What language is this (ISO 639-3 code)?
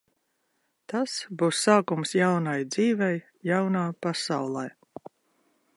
lav